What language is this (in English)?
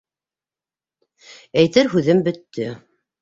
Bashkir